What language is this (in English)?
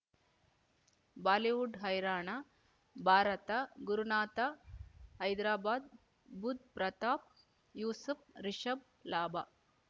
Kannada